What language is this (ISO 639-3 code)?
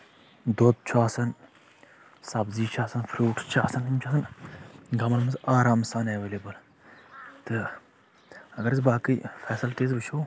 kas